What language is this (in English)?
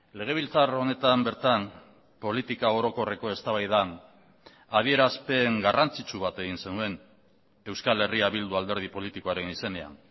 Basque